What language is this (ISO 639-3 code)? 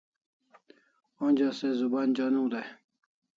kls